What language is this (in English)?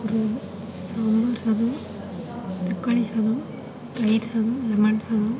Tamil